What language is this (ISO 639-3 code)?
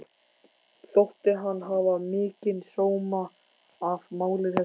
isl